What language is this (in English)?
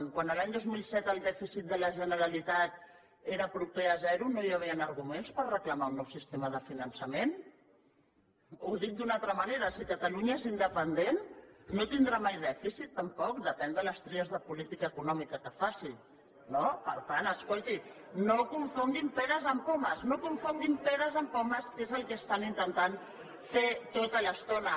Catalan